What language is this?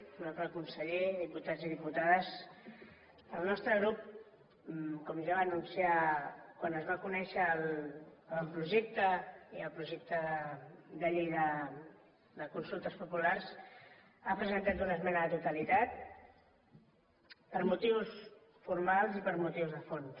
Catalan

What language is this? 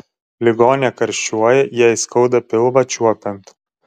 Lithuanian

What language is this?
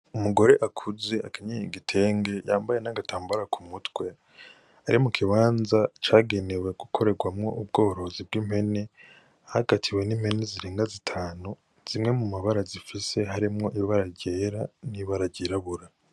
Rundi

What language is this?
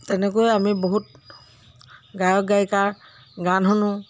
Assamese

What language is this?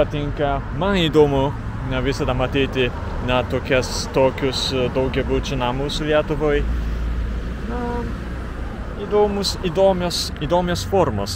Lithuanian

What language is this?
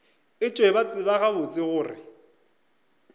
Northern Sotho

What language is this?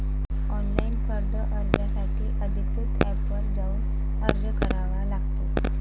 Marathi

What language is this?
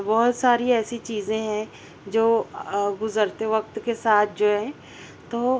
Urdu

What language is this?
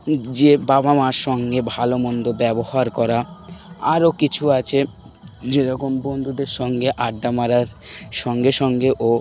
Bangla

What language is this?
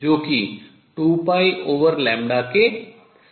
Hindi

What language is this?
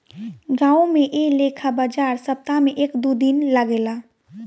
Bhojpuri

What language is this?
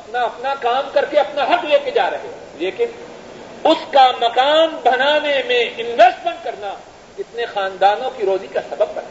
Urdu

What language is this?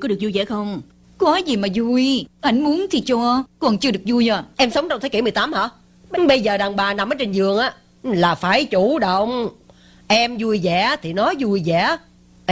Vietnamese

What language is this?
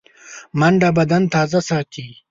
Pashto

